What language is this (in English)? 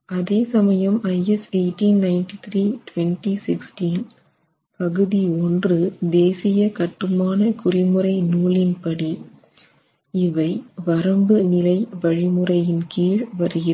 Tamil